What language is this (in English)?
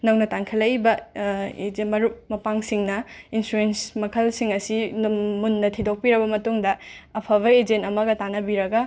Manipuri